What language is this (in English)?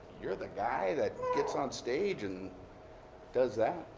English